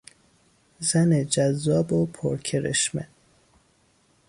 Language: Persian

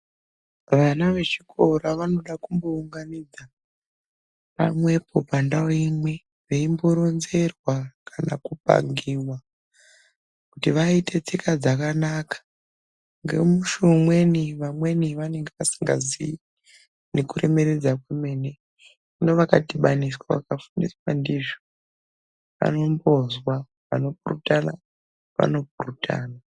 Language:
Ndau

